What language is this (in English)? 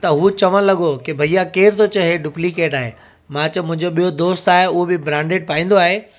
Sindhi